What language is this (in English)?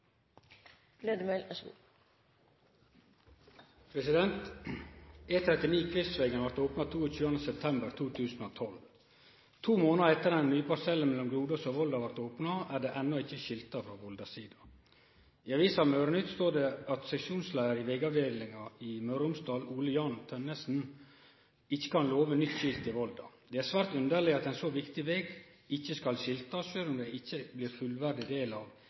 Norwegian Nynorsk